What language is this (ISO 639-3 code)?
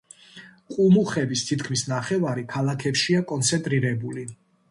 kat